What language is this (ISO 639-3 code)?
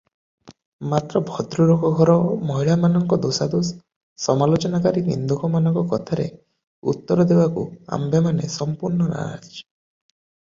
ori